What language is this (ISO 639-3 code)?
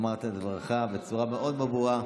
heb